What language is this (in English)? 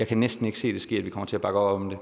Danish